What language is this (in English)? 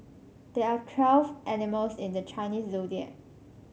English